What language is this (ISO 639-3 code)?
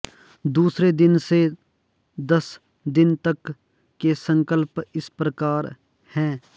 san